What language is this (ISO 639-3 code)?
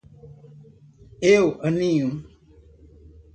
por